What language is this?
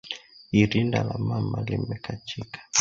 Swahili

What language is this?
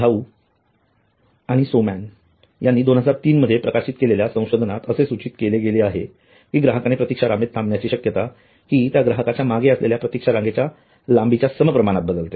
Marathi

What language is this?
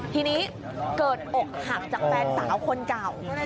Thai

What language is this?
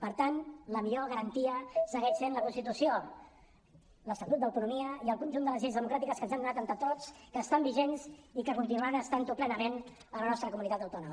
Catalan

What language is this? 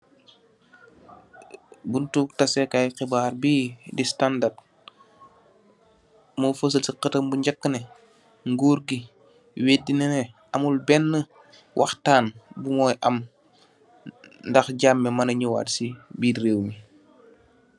Wolof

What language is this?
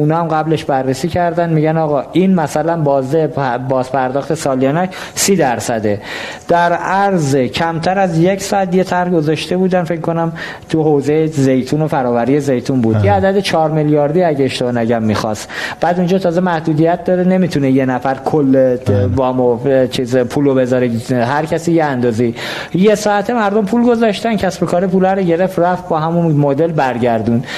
Persian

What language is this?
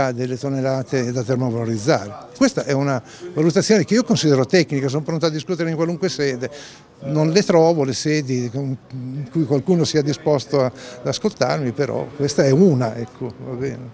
Italian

